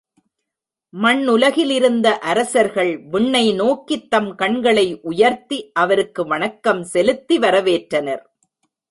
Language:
Tamil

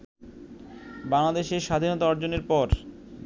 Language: Bangla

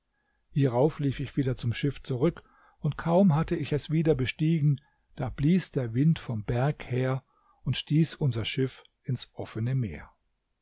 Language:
German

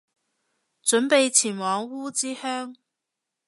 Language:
Cantonese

